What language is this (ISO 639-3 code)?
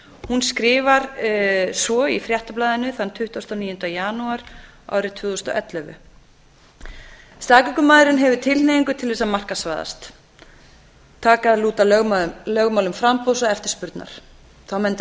isl